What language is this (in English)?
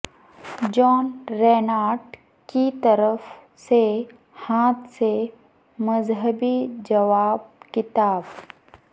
Urdu